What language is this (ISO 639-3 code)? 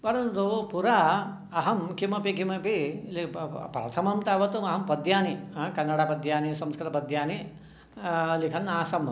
san